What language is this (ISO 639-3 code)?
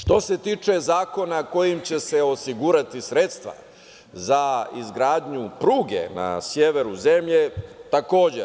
srp